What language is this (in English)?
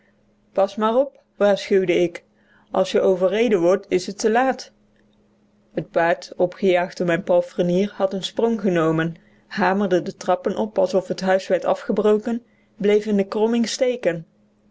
Dutch